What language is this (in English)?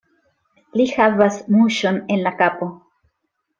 Esperanto